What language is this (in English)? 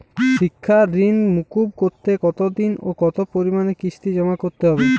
Bangla